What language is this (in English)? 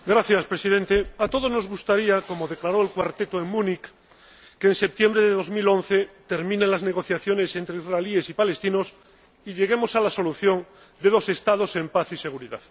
Spanish